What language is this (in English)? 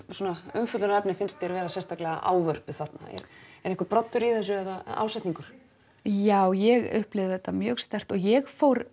Icelandic